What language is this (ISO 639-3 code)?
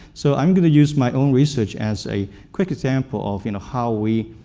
eng